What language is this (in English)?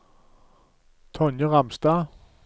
Norwegian